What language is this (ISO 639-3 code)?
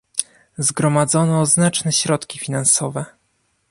pol